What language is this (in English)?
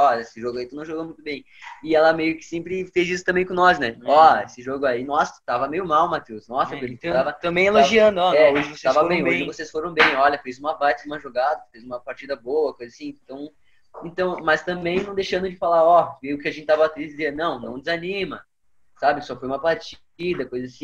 Portuguese